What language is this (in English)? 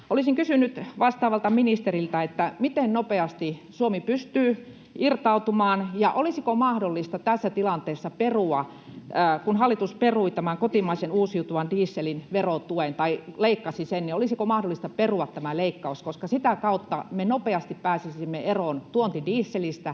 Finnish